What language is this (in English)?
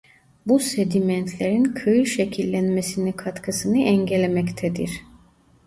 Turkish